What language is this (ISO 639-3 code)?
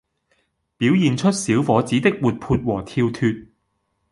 yue